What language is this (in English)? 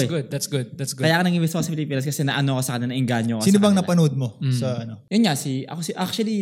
Filipino